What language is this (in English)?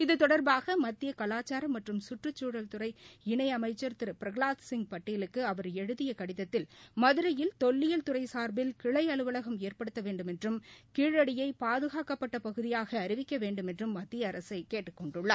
Tamil